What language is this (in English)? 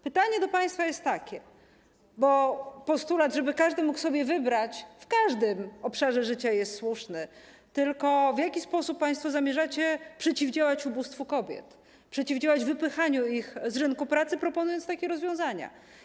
Polish